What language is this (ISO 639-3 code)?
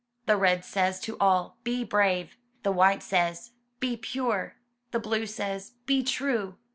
eng